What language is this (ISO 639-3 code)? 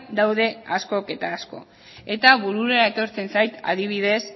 eus